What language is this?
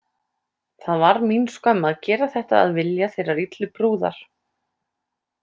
Icelandic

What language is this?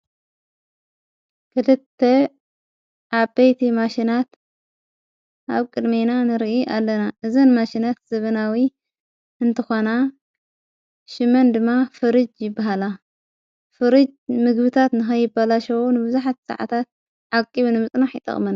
Tigrinya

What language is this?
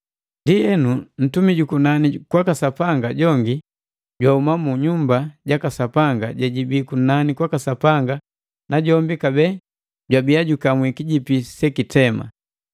Matengo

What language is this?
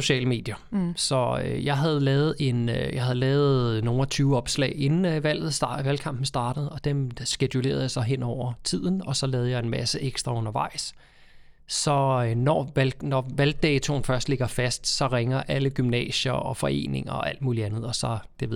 Danish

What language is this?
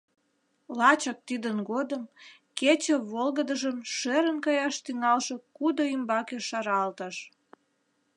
Mari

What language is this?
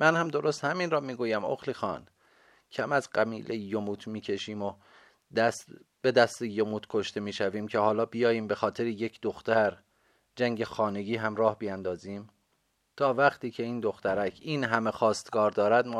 Persian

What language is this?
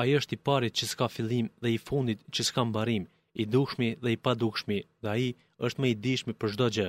Greek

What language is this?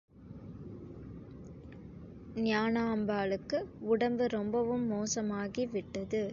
Tamil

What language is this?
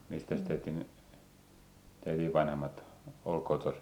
Finnish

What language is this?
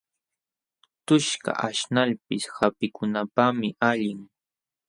Jauja Wanca Quechua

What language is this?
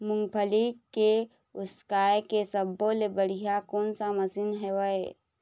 Chhattisgarhi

